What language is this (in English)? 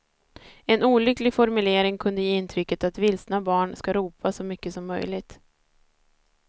Swedish